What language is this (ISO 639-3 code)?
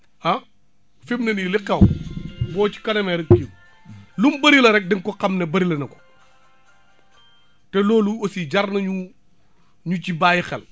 wol